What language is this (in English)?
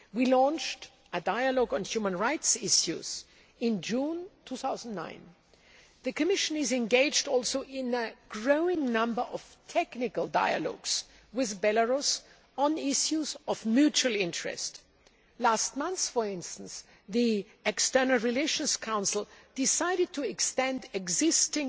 English